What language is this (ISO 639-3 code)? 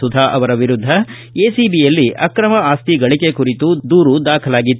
kan